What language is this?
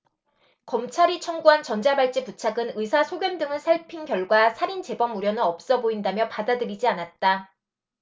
Korean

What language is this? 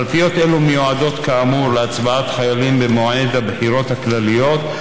Hebrew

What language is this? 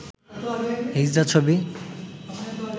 Bangla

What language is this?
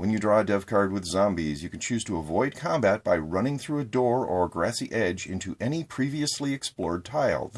English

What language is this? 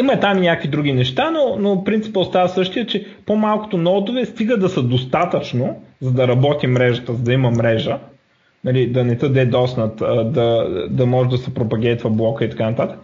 Bulgarian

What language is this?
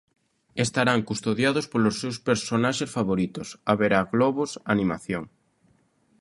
Galician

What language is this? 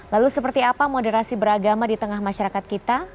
Indonesian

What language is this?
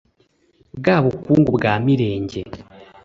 Kinyarwanda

